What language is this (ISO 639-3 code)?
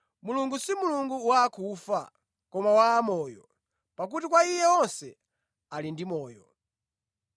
nya